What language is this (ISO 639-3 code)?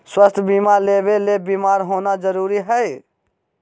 mag